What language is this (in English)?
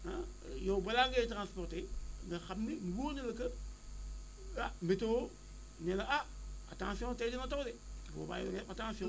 Wolof